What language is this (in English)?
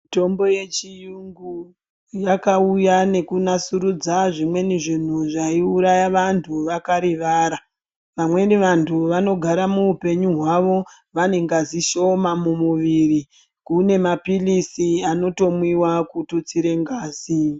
Ndau